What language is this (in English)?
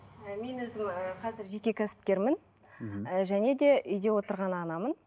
Kazakh